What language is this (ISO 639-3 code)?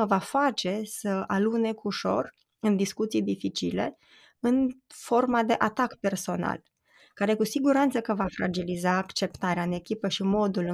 ron